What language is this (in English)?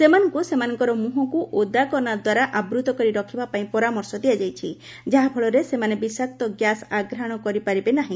Odia